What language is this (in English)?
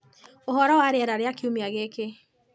Kikuyu